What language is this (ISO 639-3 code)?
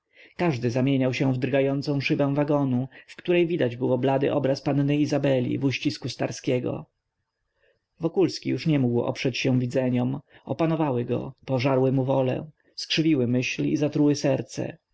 pol